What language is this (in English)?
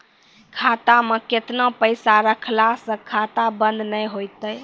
Maithili